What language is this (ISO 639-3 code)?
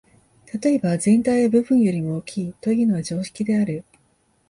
jpn